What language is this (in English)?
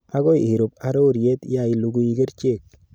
Kalenjin